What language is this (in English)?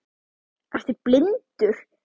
Icelandic